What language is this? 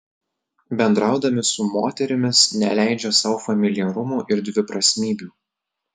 Lithuanian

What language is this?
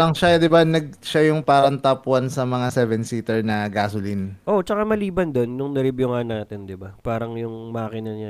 Filipino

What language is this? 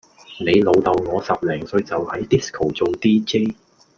Cantonese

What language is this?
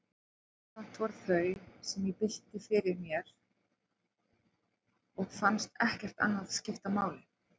Icelandic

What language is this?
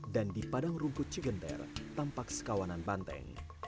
Indonesian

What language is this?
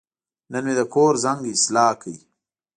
Pashto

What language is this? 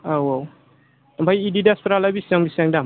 Bodo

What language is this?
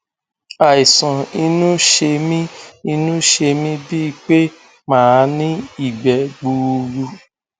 Yoruba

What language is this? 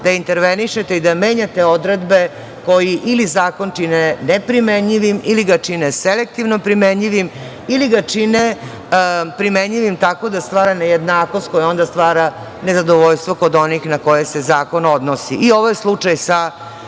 Serbian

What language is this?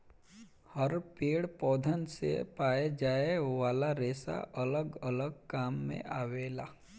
Bhojpuri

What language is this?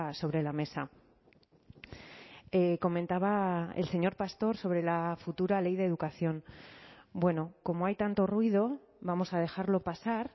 Spanish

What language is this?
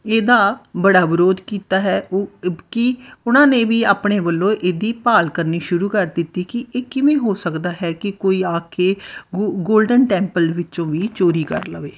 Punjabi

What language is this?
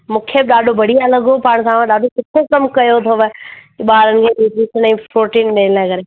Sindhi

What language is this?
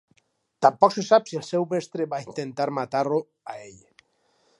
Catalan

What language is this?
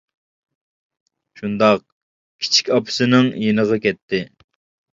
Uyghur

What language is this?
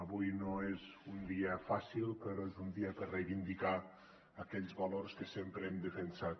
Catalan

